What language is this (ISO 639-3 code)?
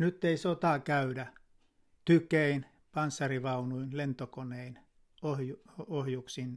fin